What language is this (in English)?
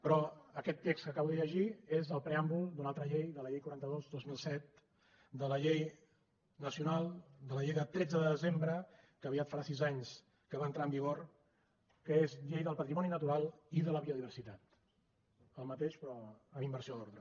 Catalan